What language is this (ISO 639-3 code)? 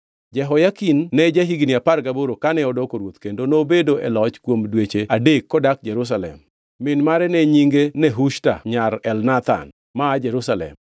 luo